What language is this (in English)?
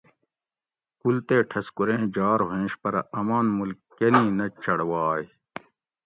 Gawri